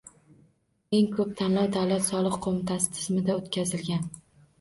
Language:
Uzbek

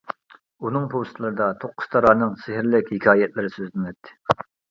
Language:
Uyghur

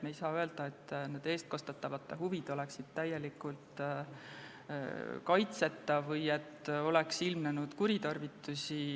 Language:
Estonian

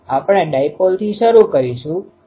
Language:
Gujarati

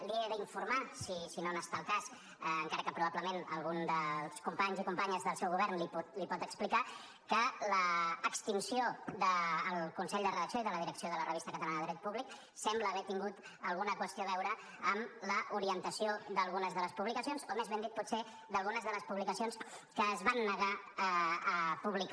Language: Catalan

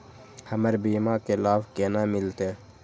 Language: Maithili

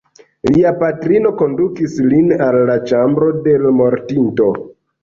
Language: Esperanto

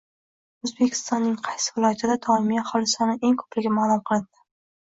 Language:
Uzbek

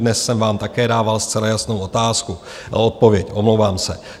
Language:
Czech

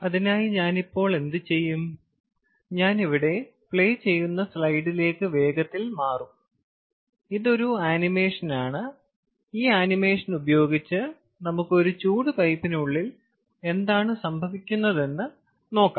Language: Malayalam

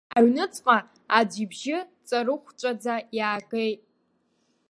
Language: Abkhazian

